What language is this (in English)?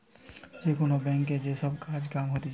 Bangla